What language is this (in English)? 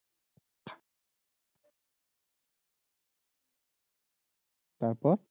Bangla